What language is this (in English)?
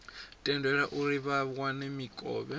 Venda